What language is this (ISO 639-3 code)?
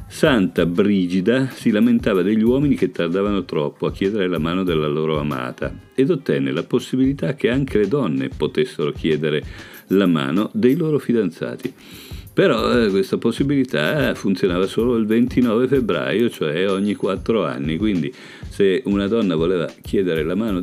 ita